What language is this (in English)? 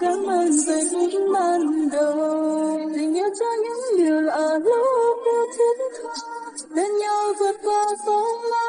Vietnamese